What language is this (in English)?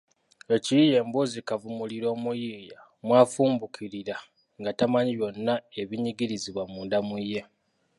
Ganda